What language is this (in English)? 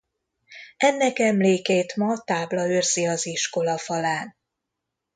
Hungarian